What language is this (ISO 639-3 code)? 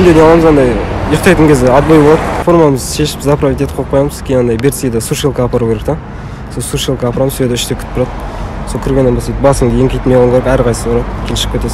rus